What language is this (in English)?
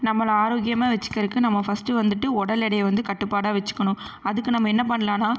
Tamil